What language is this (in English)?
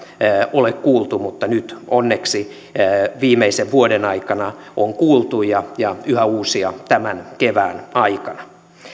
Finnish